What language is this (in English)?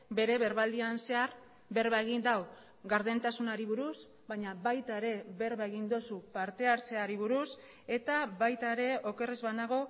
Basque